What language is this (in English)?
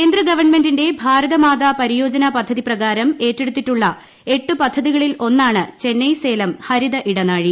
Malayalam